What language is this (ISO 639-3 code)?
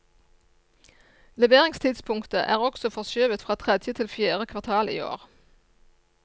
nor